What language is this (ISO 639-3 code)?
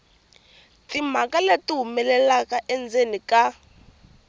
tso